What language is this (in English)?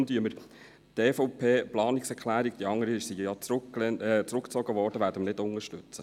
Swiss German